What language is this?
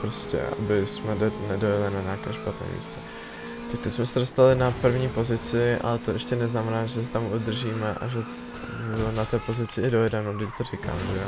Czech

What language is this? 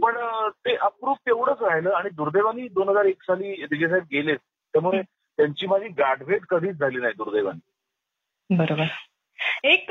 Marathi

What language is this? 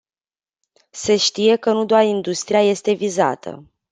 Romanian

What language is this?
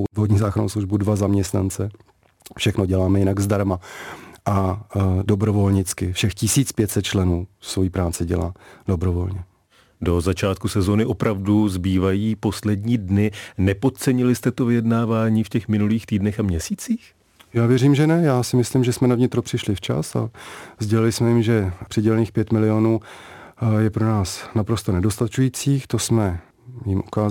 Czech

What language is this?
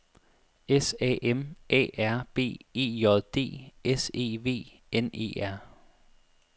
Danish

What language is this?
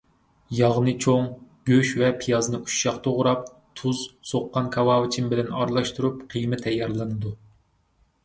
Uyghur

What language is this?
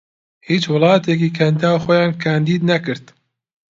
Central Kurdish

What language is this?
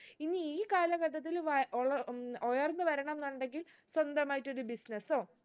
Malayalam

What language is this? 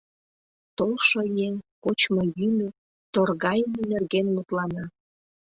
Mari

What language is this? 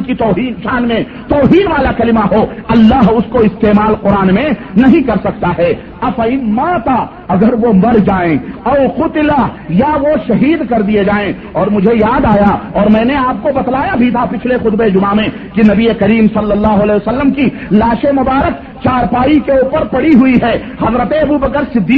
Urdu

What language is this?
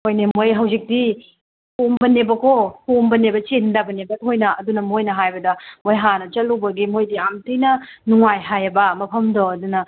Manipuri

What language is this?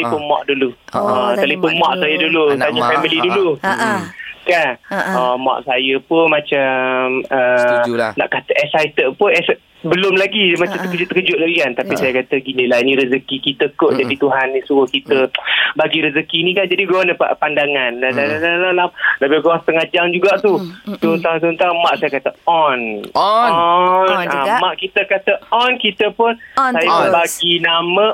Malay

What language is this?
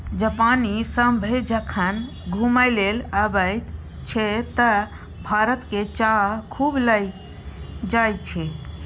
Maithili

